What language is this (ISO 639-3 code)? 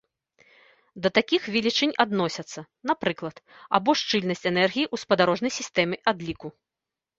bel